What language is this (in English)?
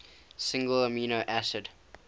English